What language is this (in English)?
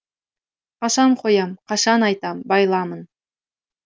Kazakh